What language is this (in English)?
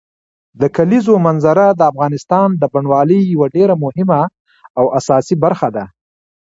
Pashto